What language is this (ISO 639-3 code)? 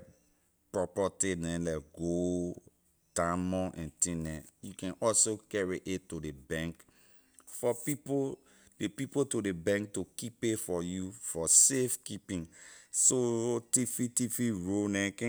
lir